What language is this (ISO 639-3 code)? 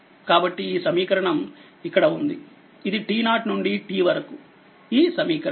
tel